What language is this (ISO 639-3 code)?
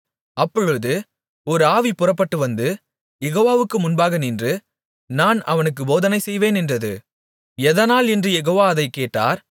tam